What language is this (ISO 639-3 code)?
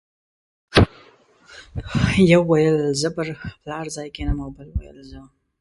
pus